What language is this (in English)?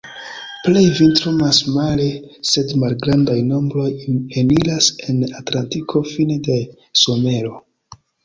Esperanto